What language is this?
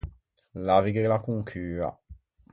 Ligurian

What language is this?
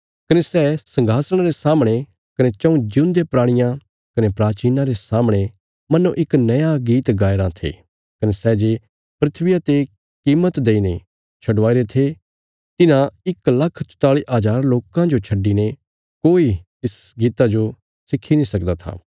Bilaspuri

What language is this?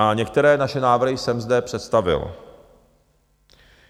Czech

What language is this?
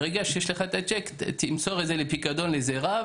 Hebrew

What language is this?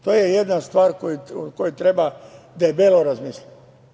Serbian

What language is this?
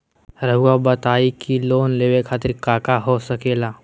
Magahi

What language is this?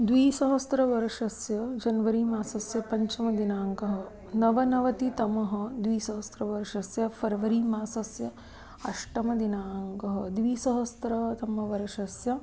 Sanskrit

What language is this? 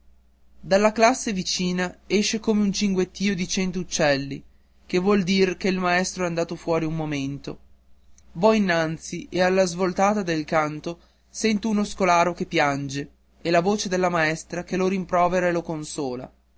Italian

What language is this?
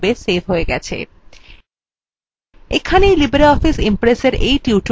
Bangla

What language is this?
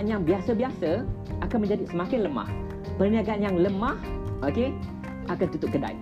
Malay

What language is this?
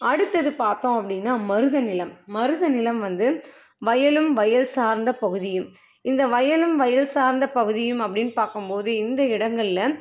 Tamil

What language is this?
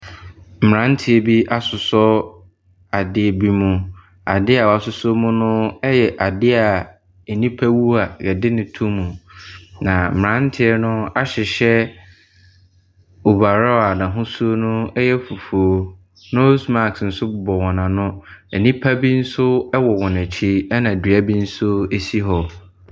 Akan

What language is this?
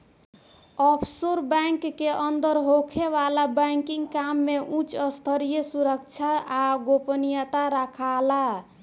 Bhojpuri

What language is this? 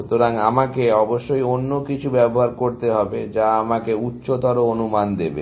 Bangla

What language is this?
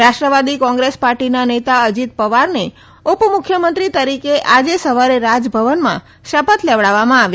Gujarati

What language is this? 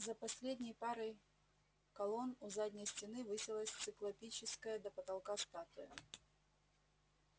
Russian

